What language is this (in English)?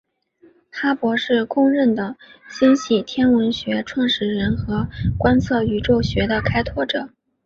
Chinese